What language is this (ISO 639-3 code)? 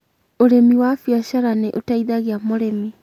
kik